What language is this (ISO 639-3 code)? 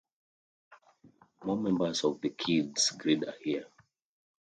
eng